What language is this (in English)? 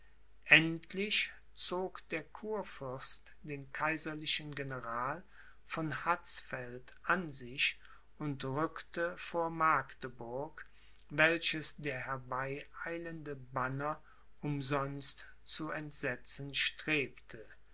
German